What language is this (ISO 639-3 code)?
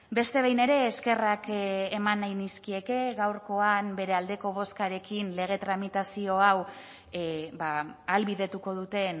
eus